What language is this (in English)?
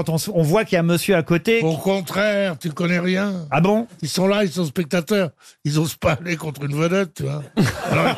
French